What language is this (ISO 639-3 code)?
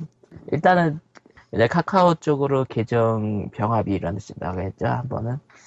kor